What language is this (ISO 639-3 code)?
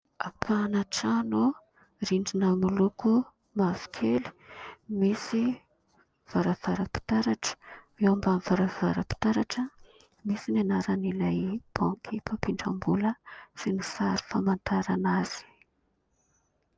mlg